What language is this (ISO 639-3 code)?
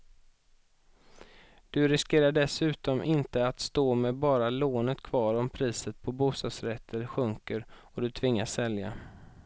swe